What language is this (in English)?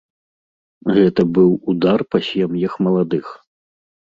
Belarusian